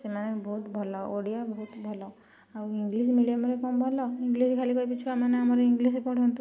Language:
Odia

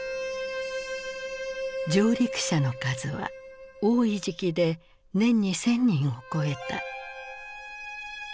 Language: Japanese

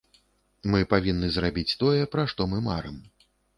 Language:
Belarusian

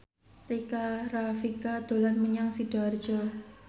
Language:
Javanese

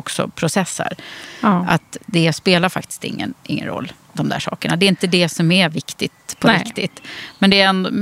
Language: Swedish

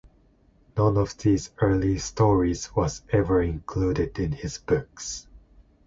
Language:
English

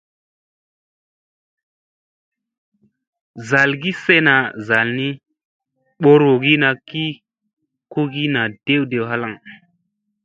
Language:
Musey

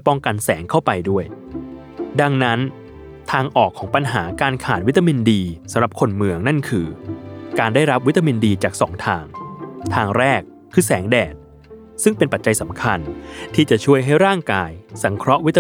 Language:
Thai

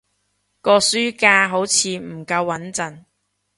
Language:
Cantonese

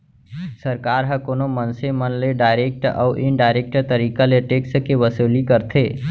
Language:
Chhattisgarhi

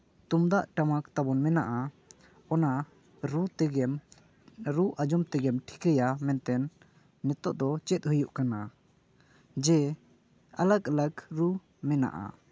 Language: Santali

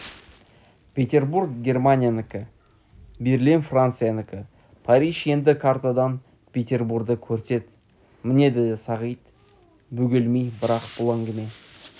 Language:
Kazakh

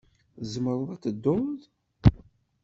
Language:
Kabyle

